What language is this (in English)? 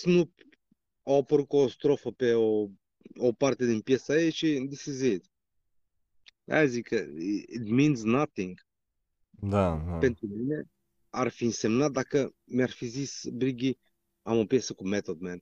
Romanian